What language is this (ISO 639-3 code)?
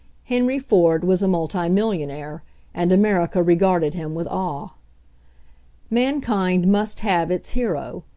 eng